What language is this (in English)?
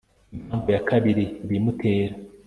Kinyarwanda